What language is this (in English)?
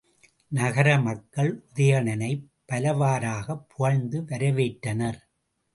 Tamil